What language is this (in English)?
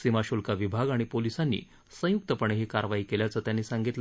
Marathi